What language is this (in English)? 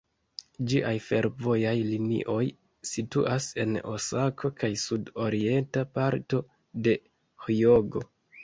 Esperanto